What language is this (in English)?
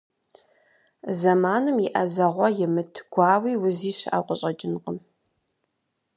Kabardian